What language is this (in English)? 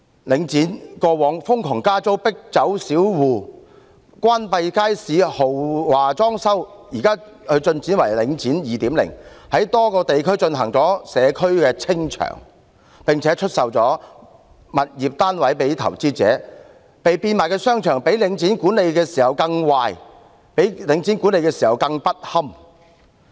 Cantonese